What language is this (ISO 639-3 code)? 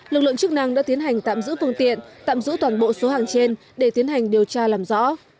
vie